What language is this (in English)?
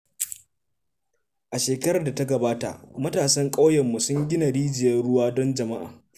Hausa